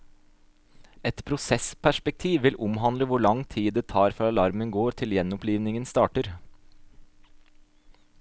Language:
Norwegian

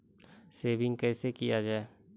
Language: Maithili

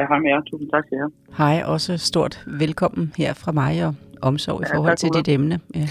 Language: Danish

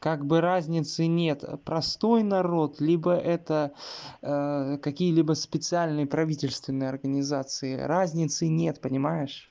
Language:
Russian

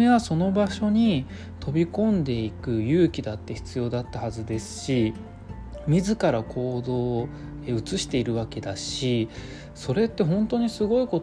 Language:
Japanese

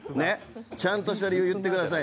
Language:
Japanese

